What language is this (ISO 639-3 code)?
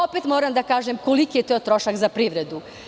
srp